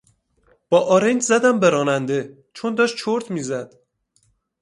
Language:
Persian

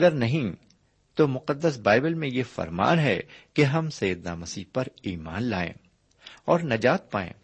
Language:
Urdu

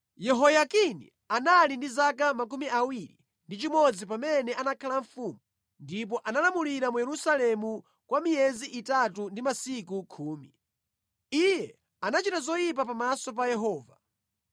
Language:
Nyanja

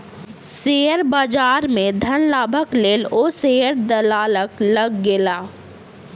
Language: Maithili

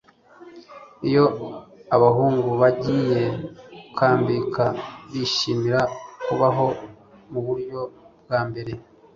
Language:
Kinyarwanda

